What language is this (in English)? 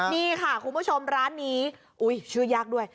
Thai